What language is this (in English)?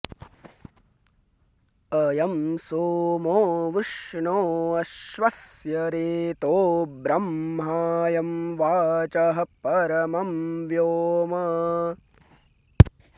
Sanskrit